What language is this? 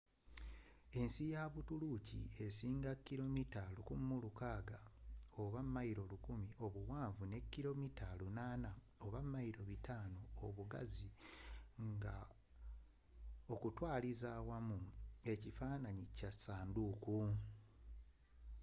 Ganda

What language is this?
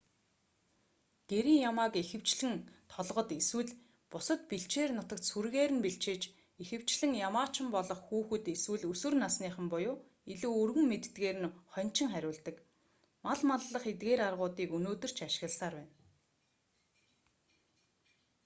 Mongolian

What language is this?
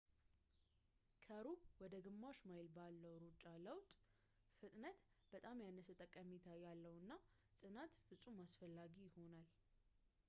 Amharic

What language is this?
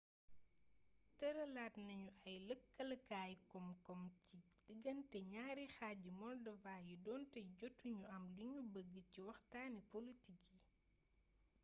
Wolof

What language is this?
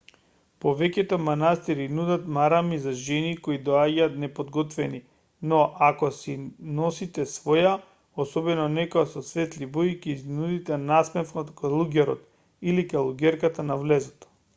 Macedonian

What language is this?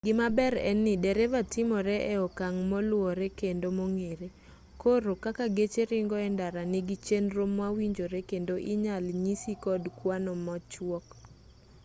Luo (Kenya and Tanzania)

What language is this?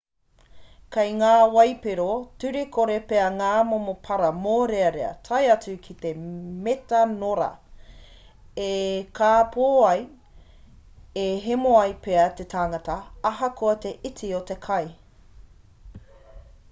Māori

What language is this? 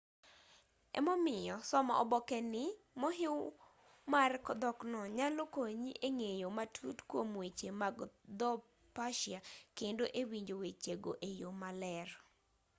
Luo (Kenya and Tanzania)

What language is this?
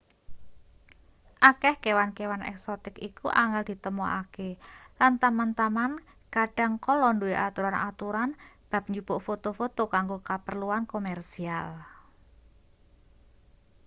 Javanese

